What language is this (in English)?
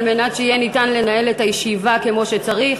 Hebrew